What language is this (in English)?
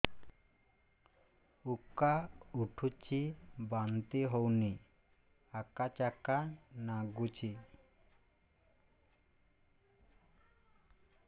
Odia